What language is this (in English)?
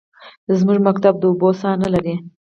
Pashto